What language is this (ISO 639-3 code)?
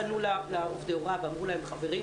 heb